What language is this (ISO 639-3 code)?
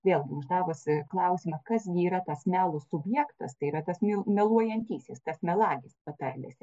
lit